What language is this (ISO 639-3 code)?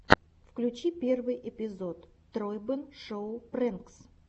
rus